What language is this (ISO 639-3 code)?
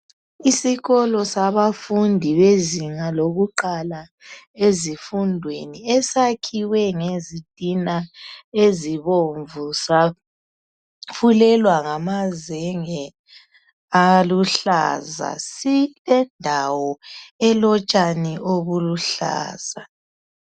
nde